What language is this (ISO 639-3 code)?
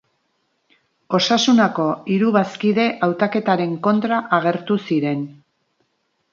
eus